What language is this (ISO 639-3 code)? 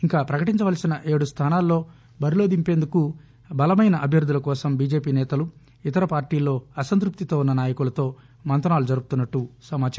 tel